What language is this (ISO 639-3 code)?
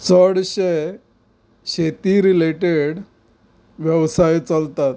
kok